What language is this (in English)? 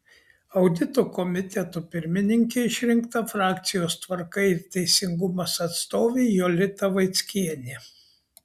Lithuanian